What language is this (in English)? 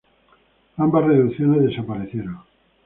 Spanish